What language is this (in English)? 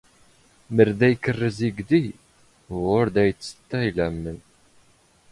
Standard Moroccan Tamazight